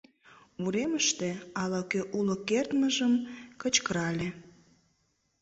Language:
Mari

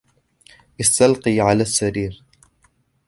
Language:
Arabic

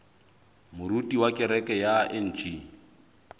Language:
Southern Sotho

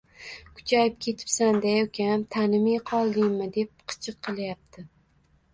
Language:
Uzbek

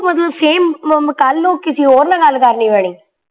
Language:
Punjabi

